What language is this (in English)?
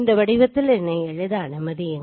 Tamil